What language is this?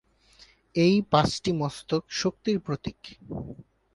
Bangla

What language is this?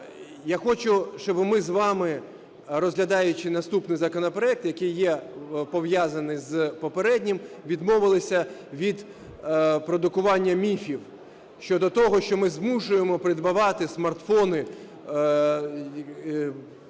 Ukrainian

